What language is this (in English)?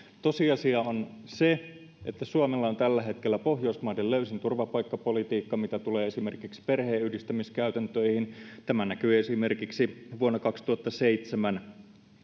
Finnish